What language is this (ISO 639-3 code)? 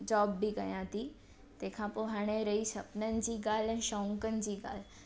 snd